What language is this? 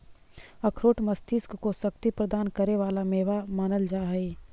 Magahi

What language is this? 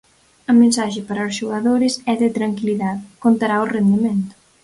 Galician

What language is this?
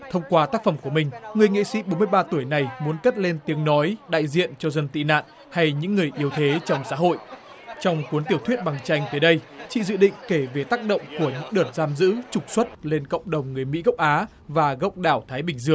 Vietnamese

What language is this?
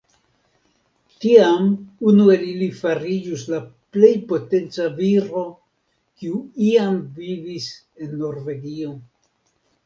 Esperanto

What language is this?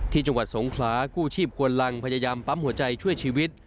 Thai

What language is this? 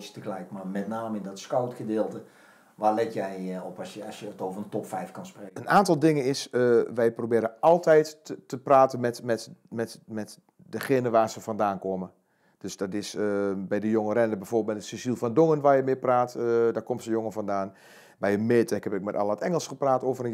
Dutch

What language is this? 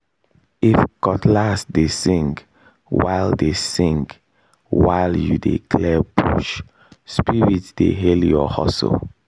Nigerian Pidgin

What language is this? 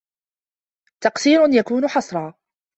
Arabic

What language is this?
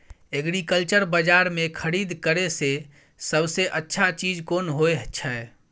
Maithili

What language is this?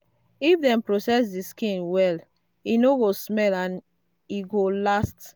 Nigerian Pidgin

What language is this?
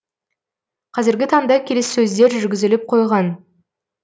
Kazakh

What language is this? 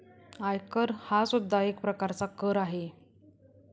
Marathi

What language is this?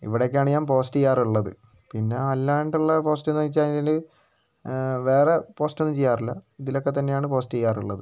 Malayalam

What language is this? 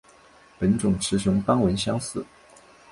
Chinese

